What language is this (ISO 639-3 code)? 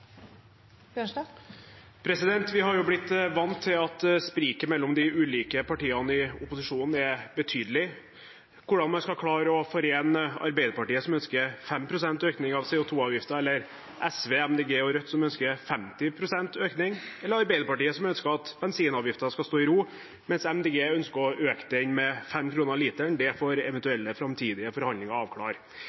nor